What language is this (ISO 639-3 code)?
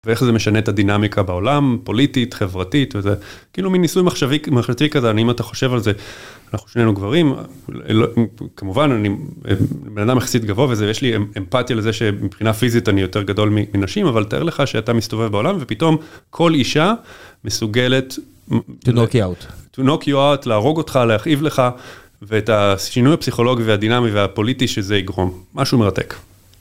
heb